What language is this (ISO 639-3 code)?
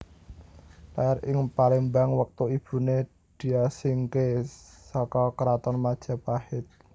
jav